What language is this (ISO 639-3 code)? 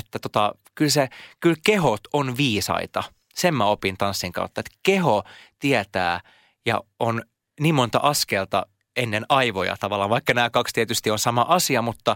fin